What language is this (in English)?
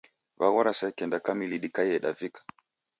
Taita